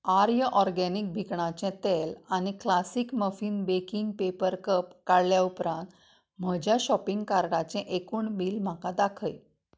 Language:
Konkani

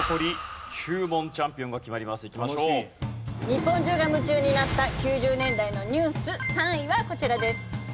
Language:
Japanese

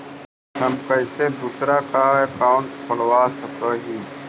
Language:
Magahi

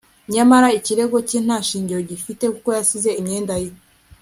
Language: Kinyarwanda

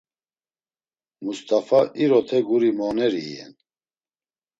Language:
Laz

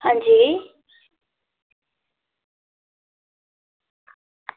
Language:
Dogri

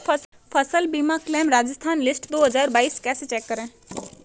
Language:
Hindi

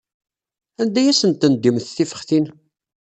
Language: Kabyle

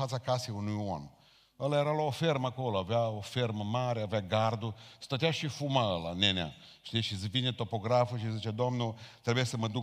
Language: Romanian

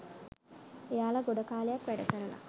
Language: Sinhala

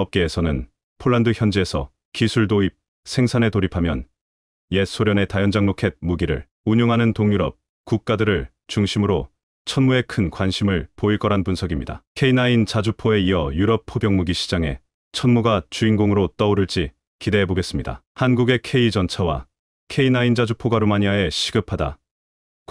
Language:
Korean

